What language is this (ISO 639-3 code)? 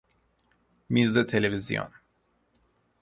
fas